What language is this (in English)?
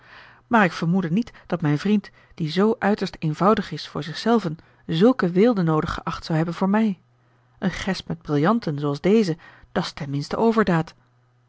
Dutch